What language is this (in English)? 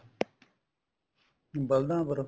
Punjabi